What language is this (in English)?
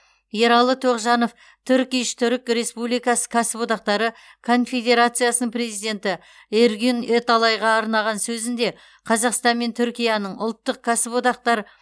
Kazakh